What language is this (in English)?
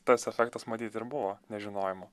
Lithuanian